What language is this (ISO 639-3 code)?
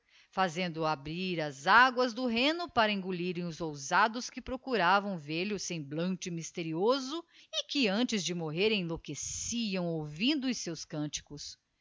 por